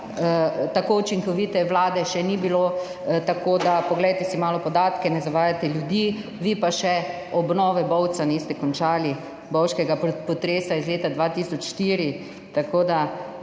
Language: Slovenian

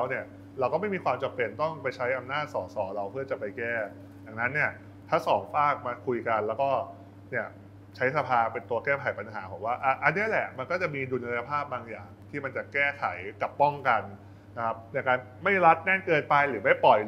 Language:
Thai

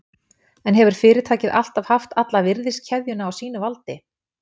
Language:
Icelandic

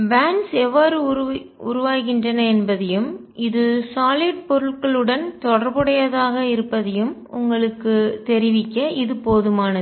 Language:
Tamil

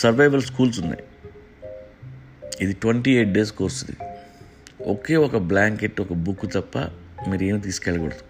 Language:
Telugu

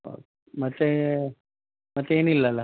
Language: Kannada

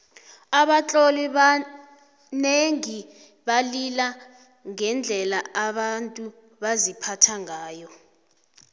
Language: South Ndebele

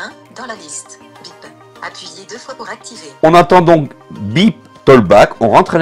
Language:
French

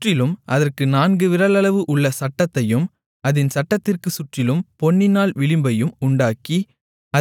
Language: Tamil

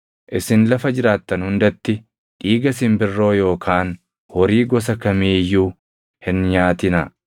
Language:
Oromo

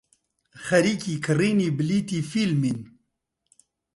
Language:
Central Kurdish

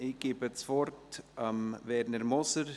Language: Swiss German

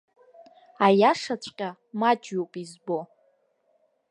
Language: Abkhazian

